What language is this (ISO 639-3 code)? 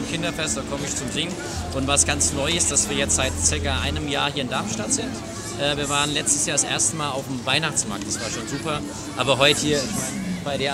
deu